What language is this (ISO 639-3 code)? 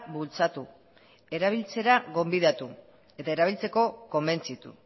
eus